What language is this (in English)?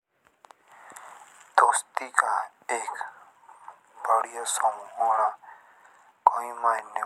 Jaunsari